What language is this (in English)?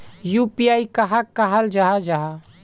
Magahi